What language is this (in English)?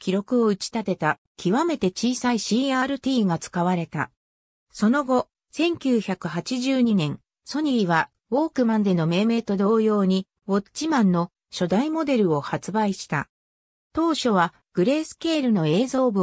Japanese